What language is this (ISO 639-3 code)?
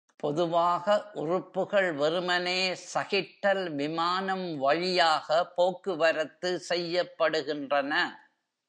tam